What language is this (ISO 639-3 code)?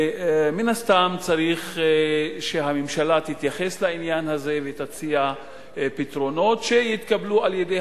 heb